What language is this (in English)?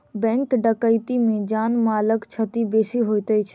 Maithili